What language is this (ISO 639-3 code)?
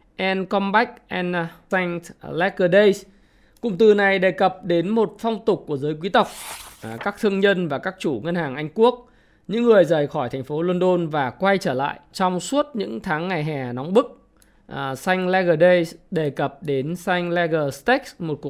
vie